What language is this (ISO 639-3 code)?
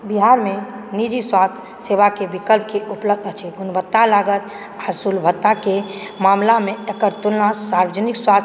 mai